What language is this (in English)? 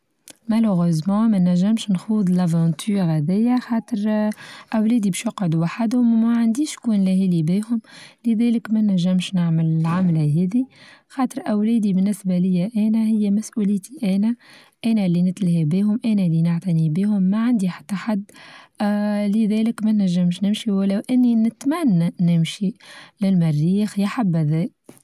Tunisian Arabic